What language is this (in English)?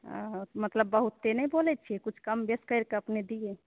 Maithili